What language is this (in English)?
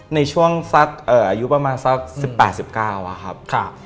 Thai